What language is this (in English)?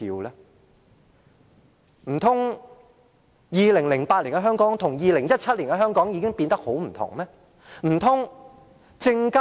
Cantonese